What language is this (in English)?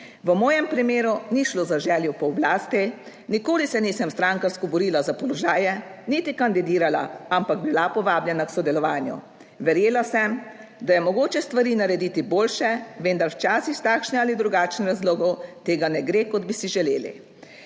Slovenian